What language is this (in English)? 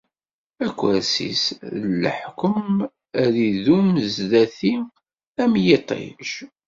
Kabyle